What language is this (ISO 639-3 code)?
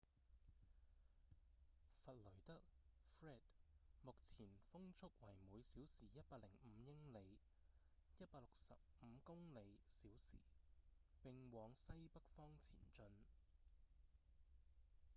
yue